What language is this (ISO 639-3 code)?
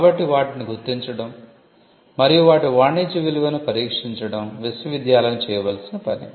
tel